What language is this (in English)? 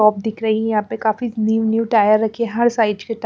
Hindi